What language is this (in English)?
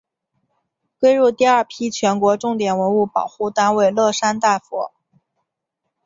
Chinese